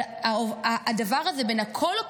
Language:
Hebrew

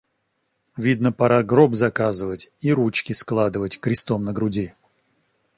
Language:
Russian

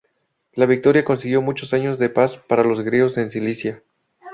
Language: Spanish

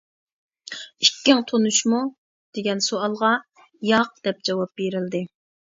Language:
Uyghur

